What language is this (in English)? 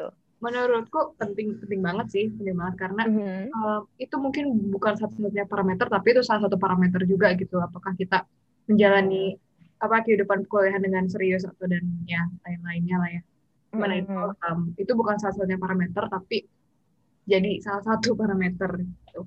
Indonesian